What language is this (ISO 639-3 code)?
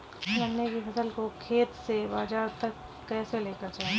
hin